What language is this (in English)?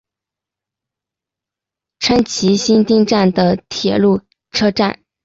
Chinese